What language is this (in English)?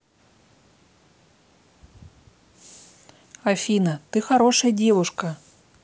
Russian